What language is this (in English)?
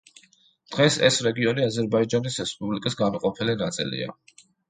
Georgian